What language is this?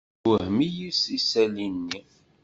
Kabyle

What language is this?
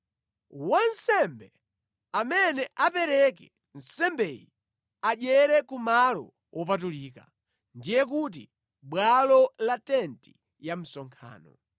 Nyanja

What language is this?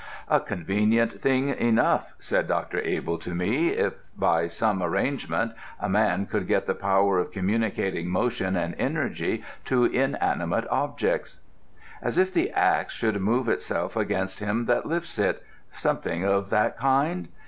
English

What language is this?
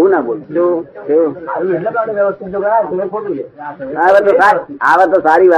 Gujarati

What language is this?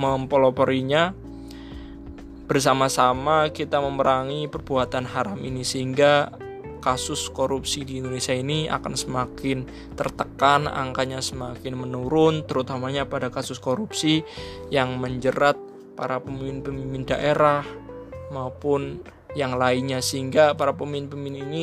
Indonesian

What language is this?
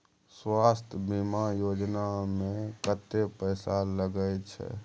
Maithili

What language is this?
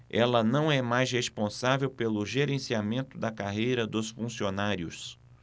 Portuguese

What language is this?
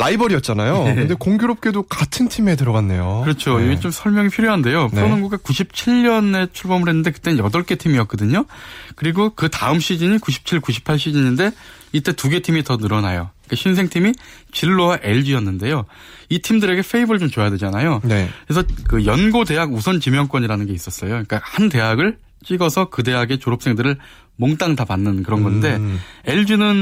Korean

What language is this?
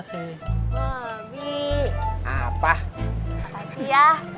Indonesian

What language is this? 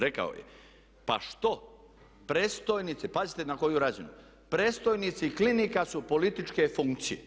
Croatian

